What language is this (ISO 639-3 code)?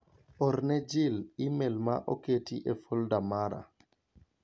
luo